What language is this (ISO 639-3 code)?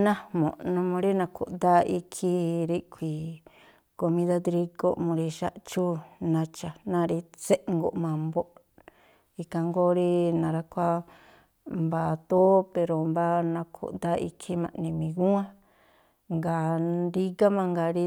tpl